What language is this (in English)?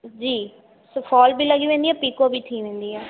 Sindhi